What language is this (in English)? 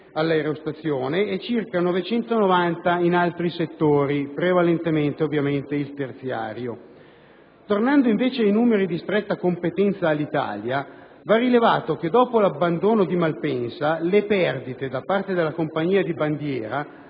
Italian